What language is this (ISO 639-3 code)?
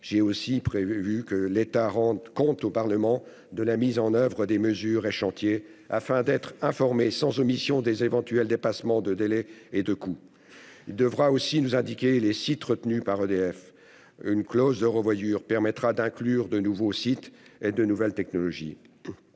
fra